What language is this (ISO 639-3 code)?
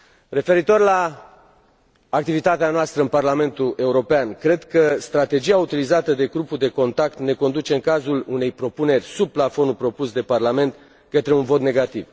ron